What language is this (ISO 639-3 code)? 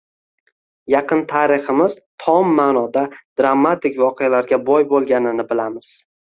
uzb